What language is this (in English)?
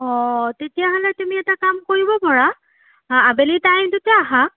Assamese